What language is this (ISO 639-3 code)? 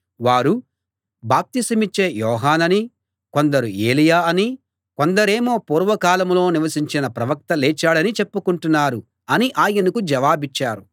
tel